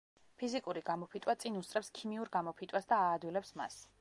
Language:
Georgian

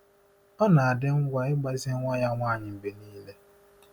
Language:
Igbo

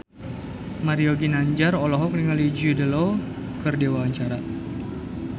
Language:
Sundanese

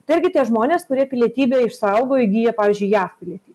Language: Lithuanian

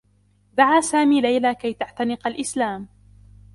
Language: Arabic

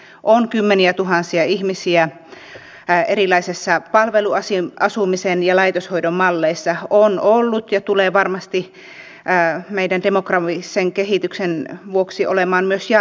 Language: Finnish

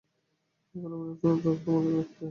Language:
Bangla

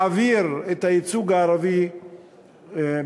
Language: Hebrew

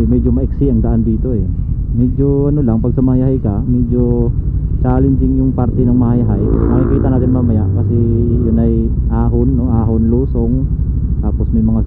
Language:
Filipino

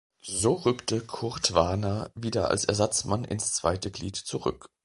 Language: German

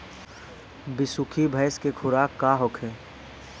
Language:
Bhojpuri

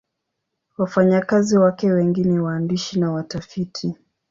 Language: Swahili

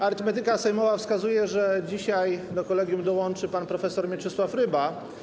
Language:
Polish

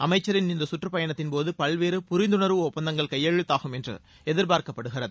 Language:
Tamil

